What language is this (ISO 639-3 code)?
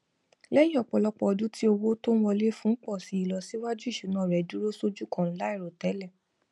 yor